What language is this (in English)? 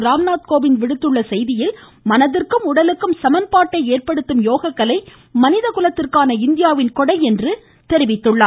Tamil